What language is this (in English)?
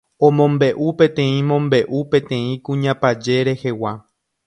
Guarani